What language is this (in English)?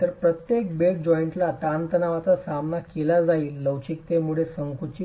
Marathi